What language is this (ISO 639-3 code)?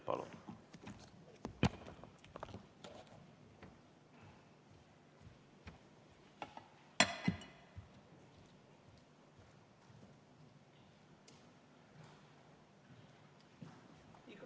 est